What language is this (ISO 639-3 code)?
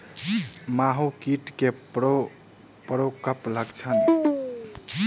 mai